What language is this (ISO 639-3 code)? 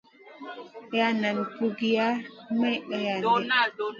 mcn